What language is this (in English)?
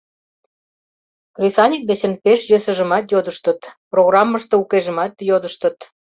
Mari